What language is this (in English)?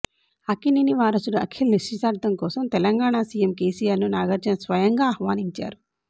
Telugu